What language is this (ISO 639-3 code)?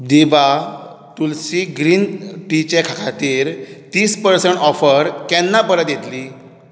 kok